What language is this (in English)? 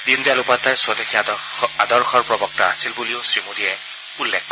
Assamese